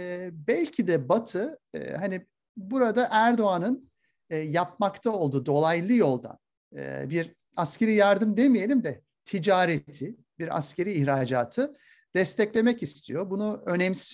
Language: Turkish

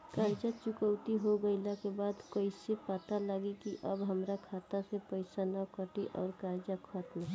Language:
Bhojpuri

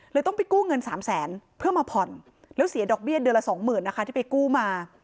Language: Thai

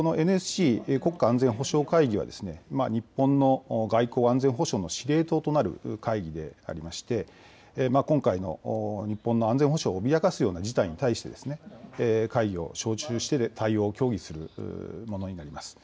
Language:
Japanese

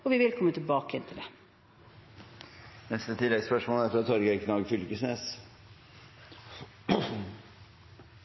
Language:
Norwegian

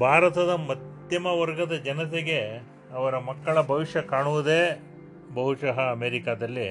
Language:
Kannada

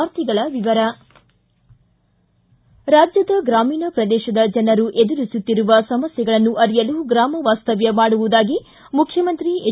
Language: Kannada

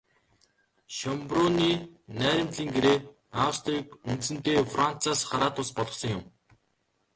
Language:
Mongolian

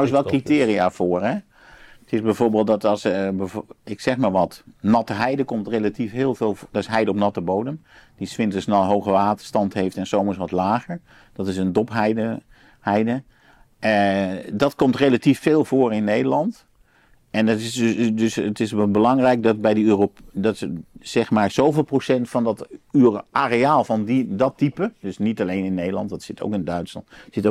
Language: Dutch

